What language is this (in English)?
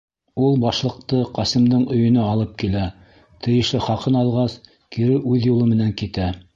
Bashkir